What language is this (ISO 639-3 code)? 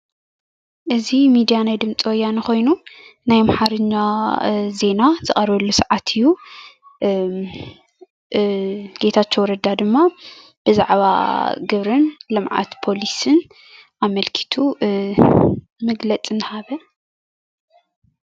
tir